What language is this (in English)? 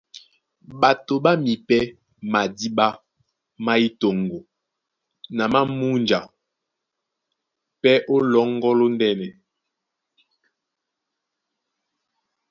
Duala